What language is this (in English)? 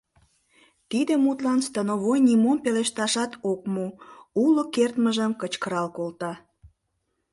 Mari